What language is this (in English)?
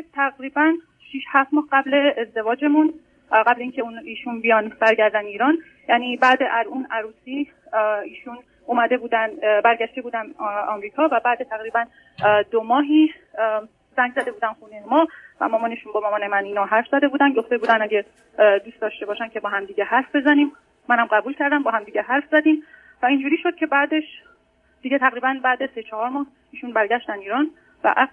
Persian